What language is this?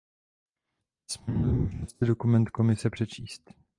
Czech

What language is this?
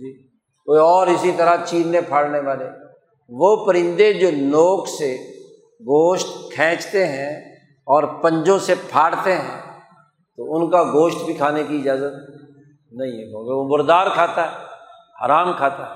Urdu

